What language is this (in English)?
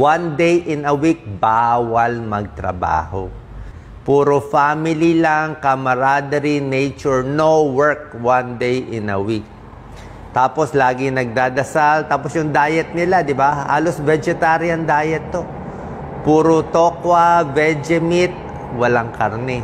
Filipino